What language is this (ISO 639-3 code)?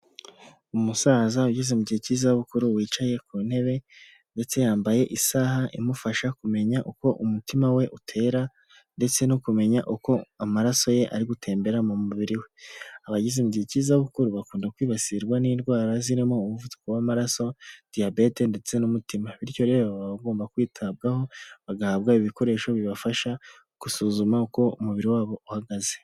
kin